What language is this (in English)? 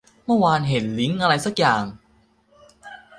Thai